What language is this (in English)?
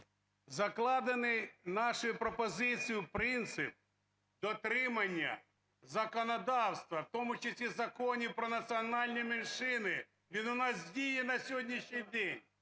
Ukrainian